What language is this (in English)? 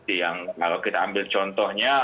Indonesian